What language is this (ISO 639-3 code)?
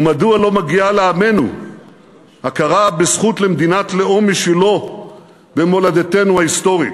heb